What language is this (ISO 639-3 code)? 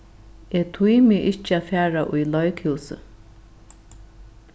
fao